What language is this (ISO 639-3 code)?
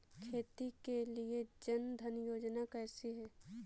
hin